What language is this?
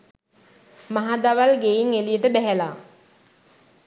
Sinhala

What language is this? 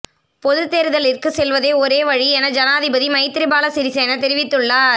Tamil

